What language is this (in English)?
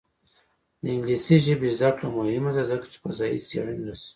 Pashto